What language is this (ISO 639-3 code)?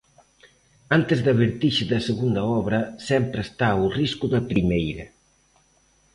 glg